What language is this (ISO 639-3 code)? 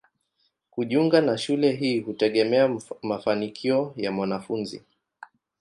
swa